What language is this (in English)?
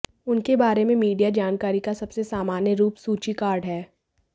Hindi